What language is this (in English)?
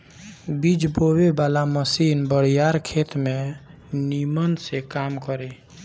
Bhojpuri